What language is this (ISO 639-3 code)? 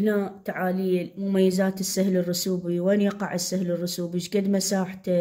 ara